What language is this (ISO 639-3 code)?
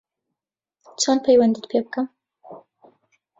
ckb